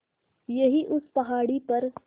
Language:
Hindi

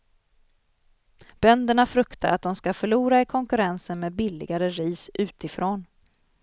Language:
Swedish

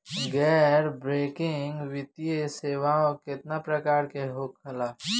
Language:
Bhojpuri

